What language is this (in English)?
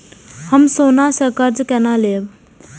Maithili